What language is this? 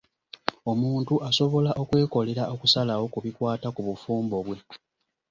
Ganda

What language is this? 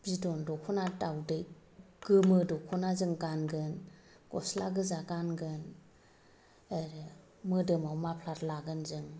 Bodo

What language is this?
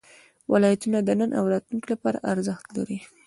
Pashto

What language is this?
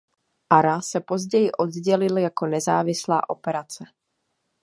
Czech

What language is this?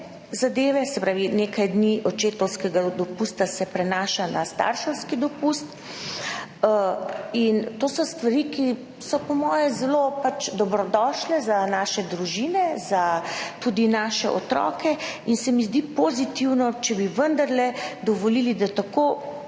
Slovenian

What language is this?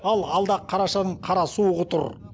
Kazakh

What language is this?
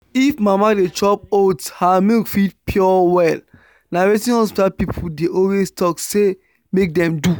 Nigerian Pidgin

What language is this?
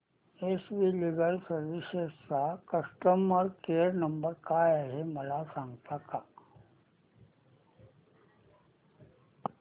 Marathi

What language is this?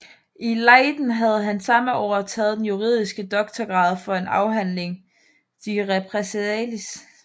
Danish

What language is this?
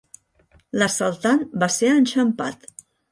Catalan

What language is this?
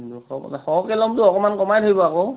Assamese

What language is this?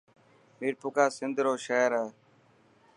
Dhatki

